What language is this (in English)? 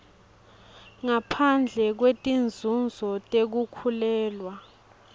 Swati